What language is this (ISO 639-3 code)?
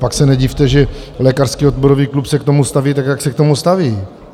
ces